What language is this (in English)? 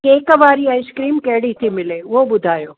Sindhi